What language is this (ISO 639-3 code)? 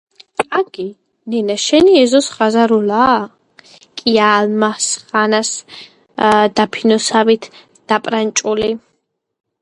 kat